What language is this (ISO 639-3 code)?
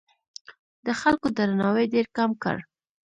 pus